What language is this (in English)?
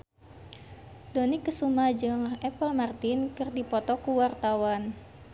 Sundanese